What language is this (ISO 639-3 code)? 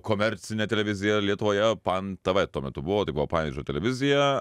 lit